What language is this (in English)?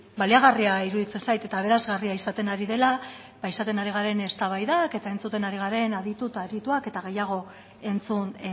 Basque